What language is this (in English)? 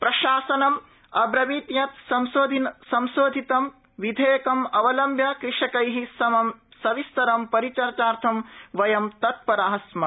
Sanskrit